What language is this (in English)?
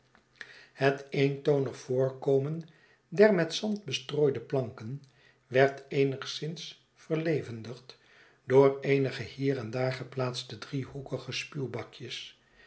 Dutch